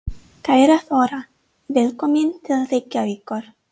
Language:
Icelandic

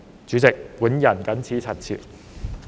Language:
Cantonese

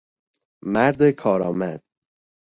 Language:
Persian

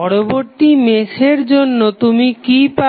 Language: Bangla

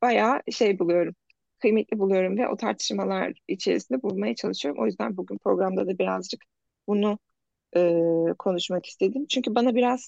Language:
Turkish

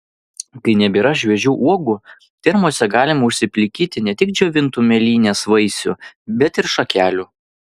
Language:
Lithuanian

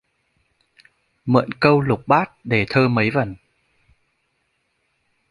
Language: Vietnamese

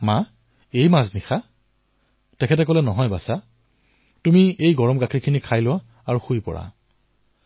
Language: Assamese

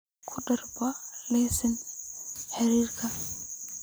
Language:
Somali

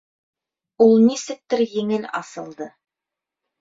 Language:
Bashkir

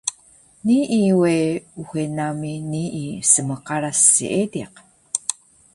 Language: Taroko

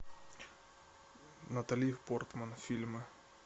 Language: Russian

